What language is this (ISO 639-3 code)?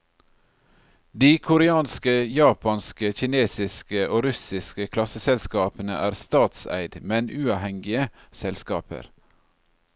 nor